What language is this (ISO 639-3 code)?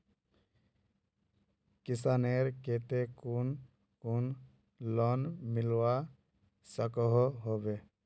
mag